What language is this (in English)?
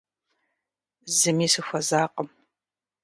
Kabardian